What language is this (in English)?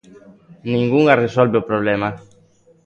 Galician